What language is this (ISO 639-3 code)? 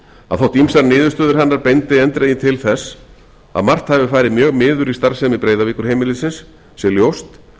isl